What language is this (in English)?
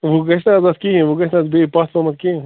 Kashmiri